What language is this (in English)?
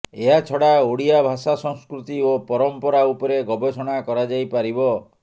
Odia